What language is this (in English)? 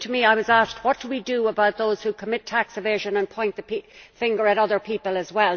English